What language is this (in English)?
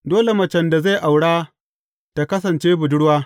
Hausa